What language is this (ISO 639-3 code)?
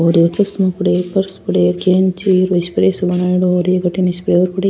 raj